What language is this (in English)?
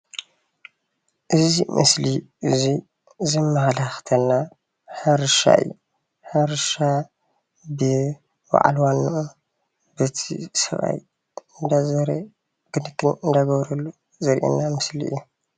Tigrinya